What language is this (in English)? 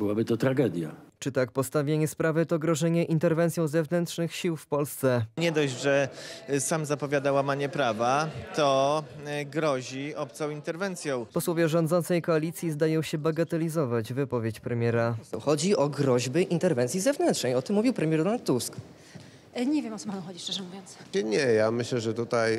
Polish